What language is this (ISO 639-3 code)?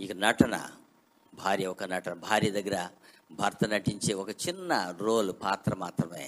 tel